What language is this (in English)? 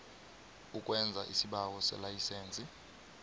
South Ndebele